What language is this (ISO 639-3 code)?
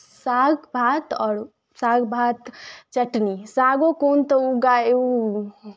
mai